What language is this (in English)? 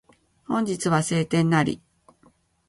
Japanese